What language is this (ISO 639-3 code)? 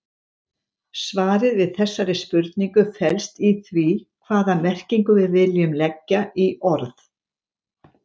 isl